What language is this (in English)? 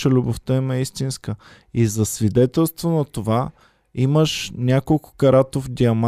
Bulgarian